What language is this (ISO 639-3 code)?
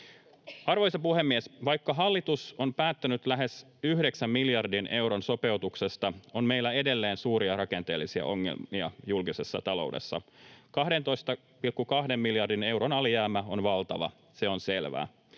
fin